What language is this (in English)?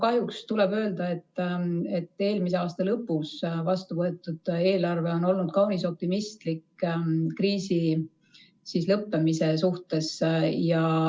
Estonian